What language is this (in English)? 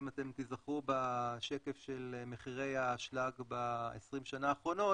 Hebrew